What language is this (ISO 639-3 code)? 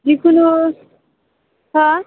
brx